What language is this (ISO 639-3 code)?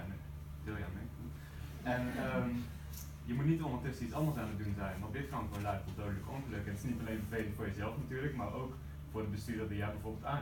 nld